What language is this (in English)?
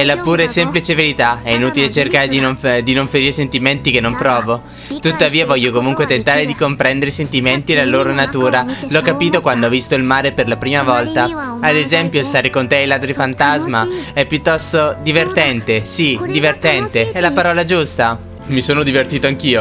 Italian